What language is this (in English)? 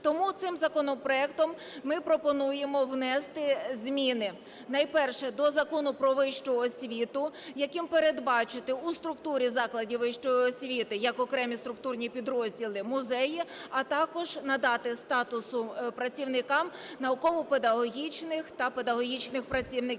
Ukrainian